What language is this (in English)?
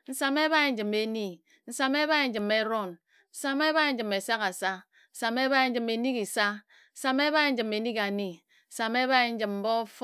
Ejagham